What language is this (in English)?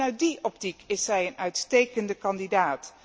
Dutch